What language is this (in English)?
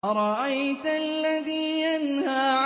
Arabic